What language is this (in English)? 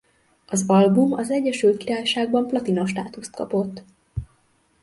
Hungarian